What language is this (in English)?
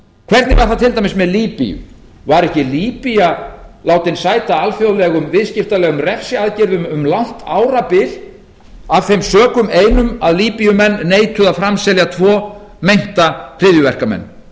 Icelandic